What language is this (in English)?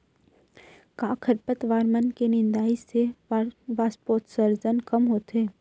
Chhattisgarhi